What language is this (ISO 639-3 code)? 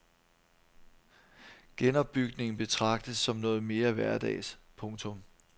dan